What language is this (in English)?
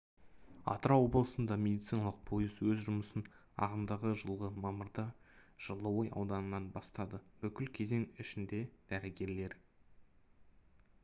Kazakh